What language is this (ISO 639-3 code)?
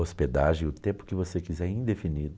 por